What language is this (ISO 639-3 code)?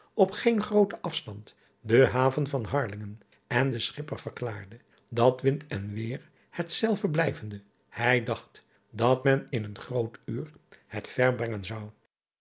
nld